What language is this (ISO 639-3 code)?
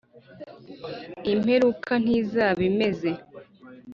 kin